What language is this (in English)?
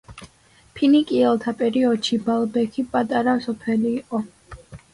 Georgian